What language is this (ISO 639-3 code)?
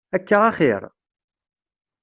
kab